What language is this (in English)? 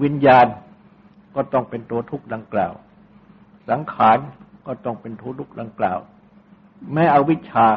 Thai